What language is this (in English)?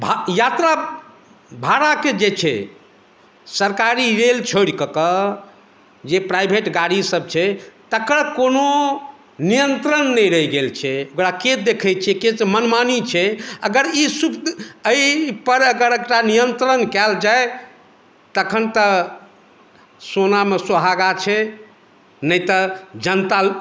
Maithili